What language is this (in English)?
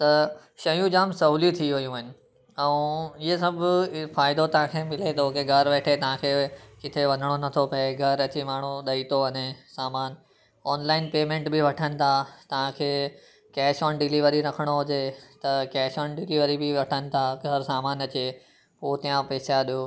Sindhi